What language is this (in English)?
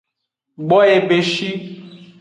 Aja (Benin)